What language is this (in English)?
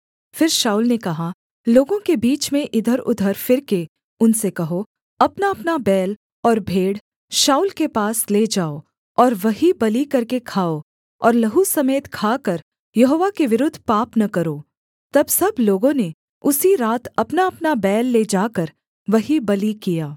Hindi